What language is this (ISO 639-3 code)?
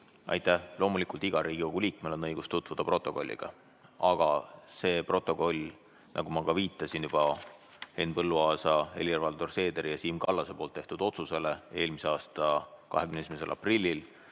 est